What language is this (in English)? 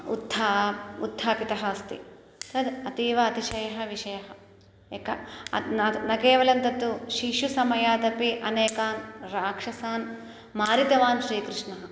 Sanskrit